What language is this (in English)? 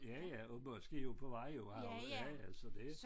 Danish